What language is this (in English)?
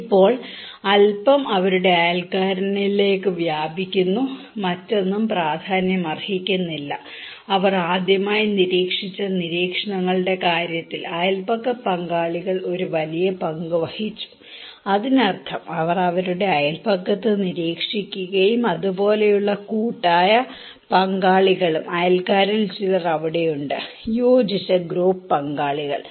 Malayalam